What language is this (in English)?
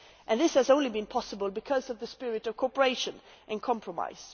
English